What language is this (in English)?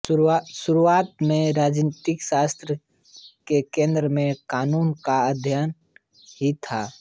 Hindi